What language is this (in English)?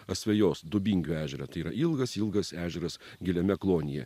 Lithuanian